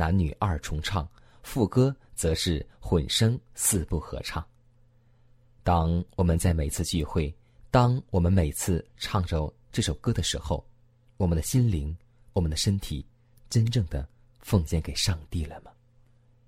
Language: Chinese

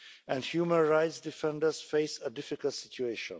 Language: English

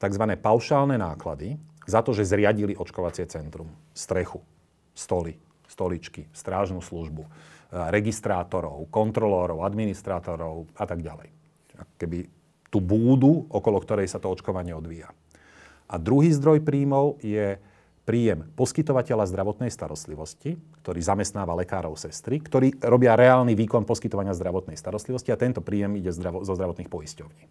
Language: Slovak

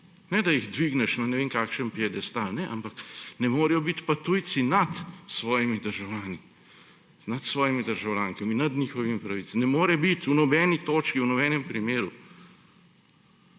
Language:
Slovenian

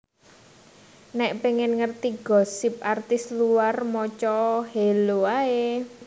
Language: Javanese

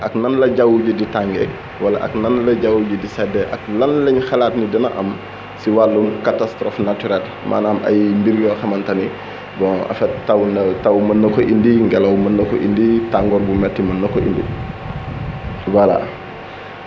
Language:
Wolof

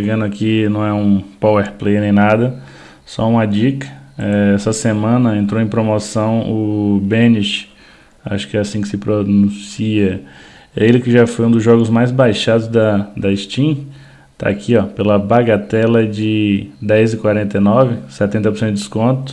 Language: Portuguese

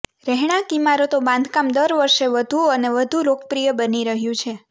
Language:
Gujarati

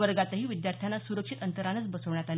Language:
Marathi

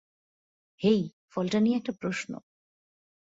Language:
Bangla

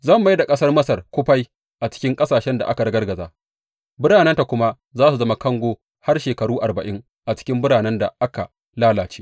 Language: Hausa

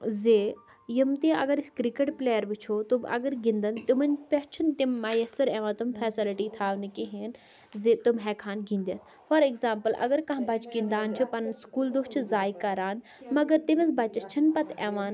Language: Kashmiri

